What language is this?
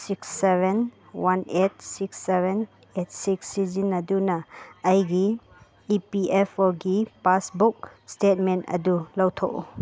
Manipuri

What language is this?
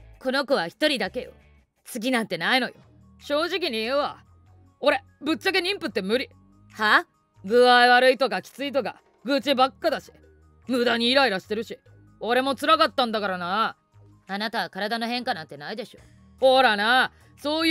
Japanese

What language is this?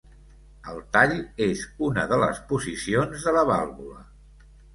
Catalan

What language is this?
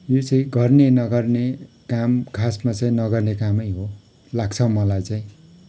Nepali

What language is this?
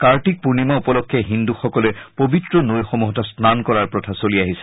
Assamese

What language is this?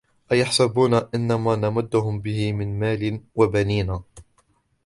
Arabic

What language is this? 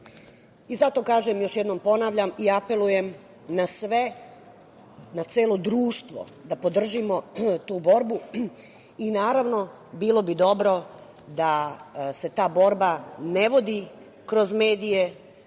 Serbian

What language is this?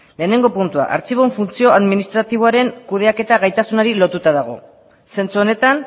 Basque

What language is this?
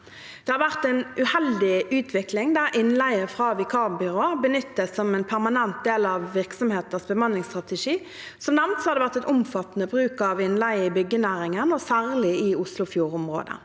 Norwegian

